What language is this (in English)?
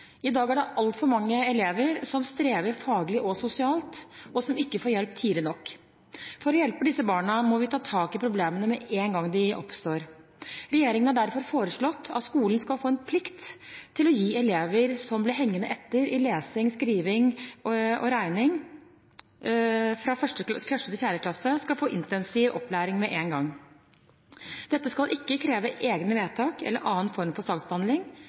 Norwegian Bokmål